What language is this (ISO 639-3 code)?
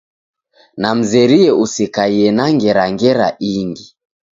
dav